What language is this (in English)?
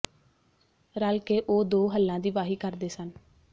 Punjabi